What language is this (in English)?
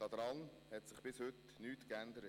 Swiss German